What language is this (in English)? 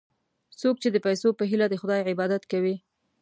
Pashto